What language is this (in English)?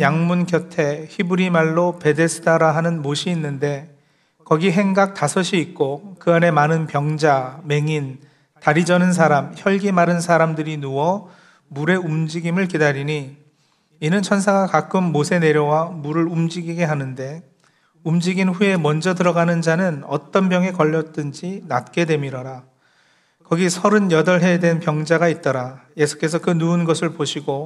Korean